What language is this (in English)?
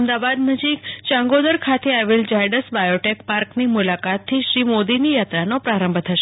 Gujarati